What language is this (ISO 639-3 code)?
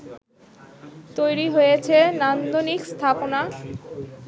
ben